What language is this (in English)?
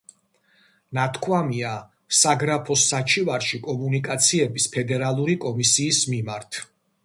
Georgian